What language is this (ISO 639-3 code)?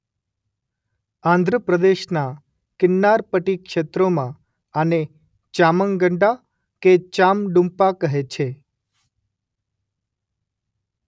guj